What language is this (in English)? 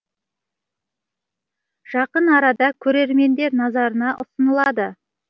Kazakh